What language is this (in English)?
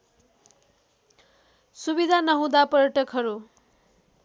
Nepali